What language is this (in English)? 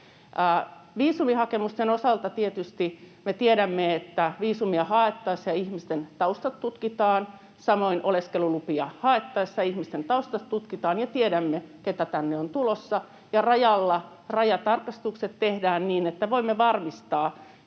Finnish